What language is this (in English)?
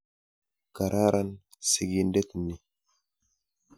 Kalenjin